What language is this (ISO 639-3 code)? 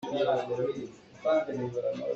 cnh